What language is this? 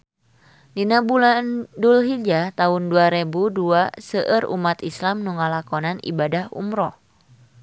Sundanese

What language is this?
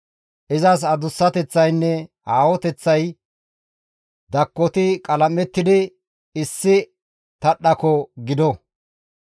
Gamo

